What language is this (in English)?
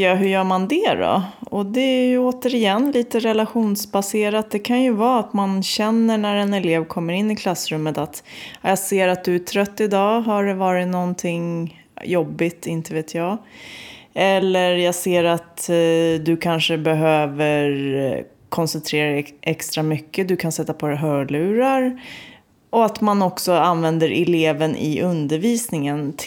Swedish